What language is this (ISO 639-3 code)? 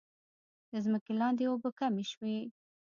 pus